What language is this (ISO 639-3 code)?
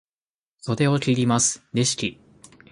jpn